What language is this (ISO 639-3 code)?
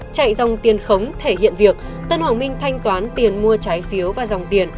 vie